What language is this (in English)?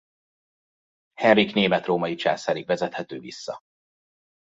Hungarian